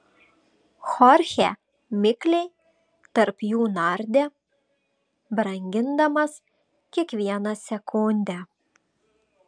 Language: Lithuanian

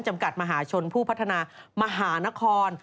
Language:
Thai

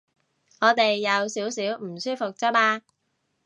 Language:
Cantonese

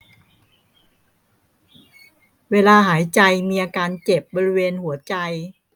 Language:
Thai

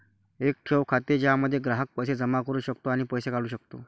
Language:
Marathi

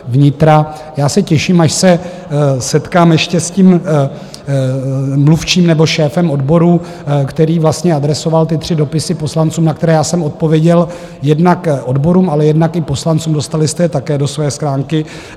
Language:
Czech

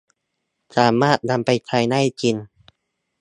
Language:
Thai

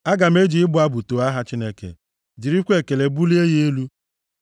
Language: Igbo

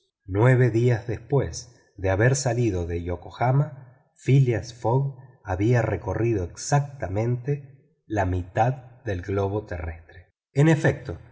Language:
Spanish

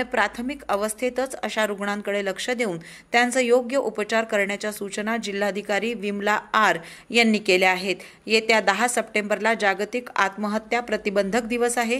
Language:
Hindi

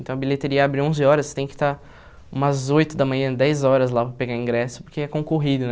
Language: Portuguese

